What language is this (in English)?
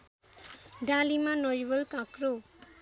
Nepali